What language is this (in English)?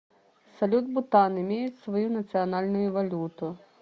Russian